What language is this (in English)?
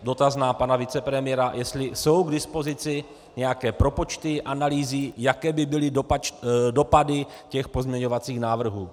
Czech